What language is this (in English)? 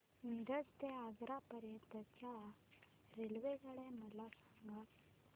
Marathi